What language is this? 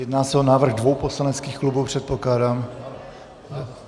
Czech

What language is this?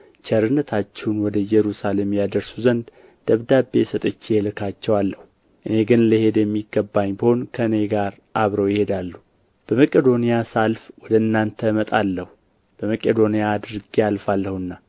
Amharic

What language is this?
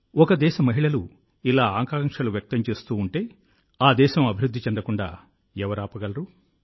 Telugu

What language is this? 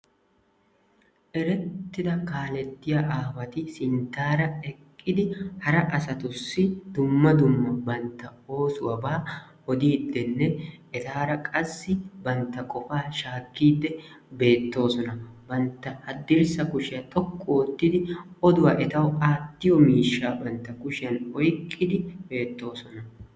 Wolaytta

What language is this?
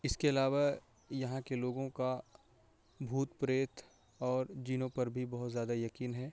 Urdu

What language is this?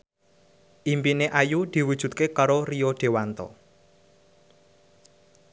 Javanese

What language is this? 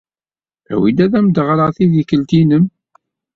Kabyle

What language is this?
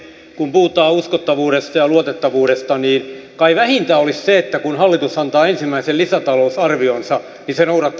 Finnish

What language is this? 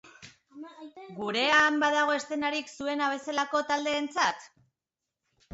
Basque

